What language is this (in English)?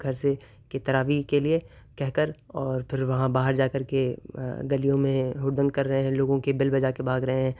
Urdu